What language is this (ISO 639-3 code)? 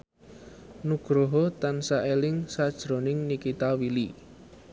jav